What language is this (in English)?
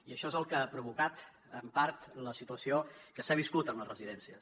Catalan